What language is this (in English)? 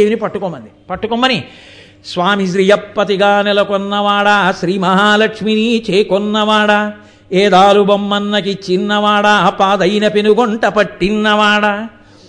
Telugu